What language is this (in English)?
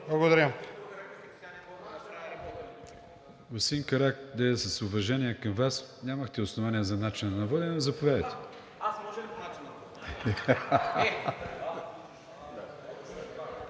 Bulgarian